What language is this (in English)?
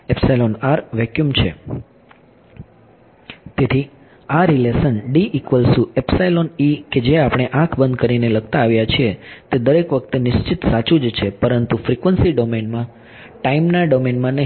Gujarati